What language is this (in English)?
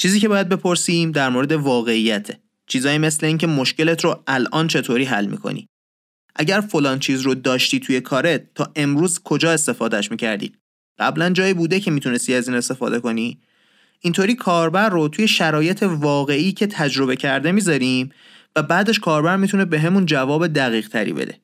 Persian